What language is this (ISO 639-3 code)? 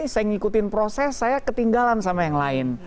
ind